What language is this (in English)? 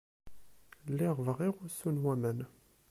Kabyle